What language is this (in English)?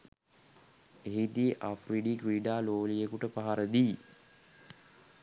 Sinhala